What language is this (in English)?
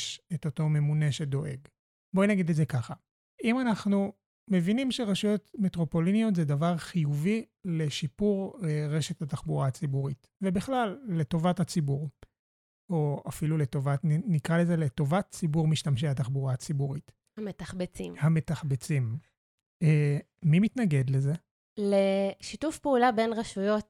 Hebrew